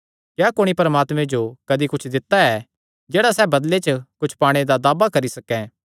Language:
Kangri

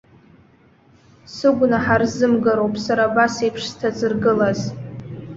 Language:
Abkhazian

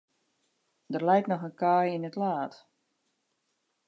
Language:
Western Frisian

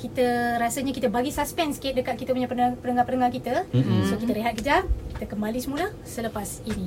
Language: Malay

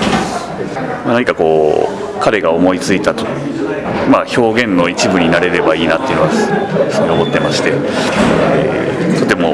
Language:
Japanese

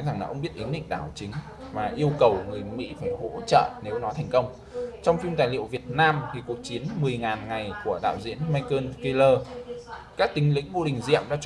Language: Vietnamese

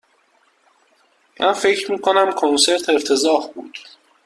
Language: Persian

